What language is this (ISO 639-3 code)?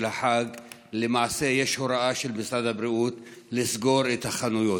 heb